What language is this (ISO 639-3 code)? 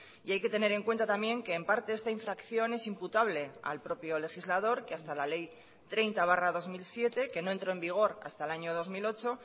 spa